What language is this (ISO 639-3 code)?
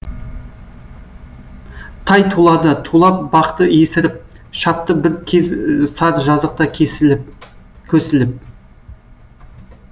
kaz